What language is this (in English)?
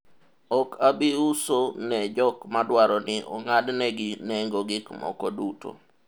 Luo (Kenya and Tanzania)